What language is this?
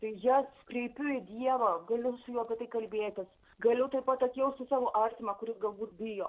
Lithuanian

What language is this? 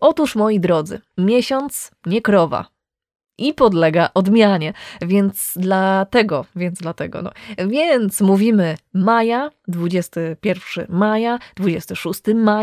Polish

